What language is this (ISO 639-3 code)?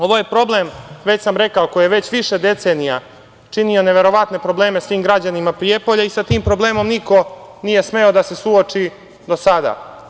srp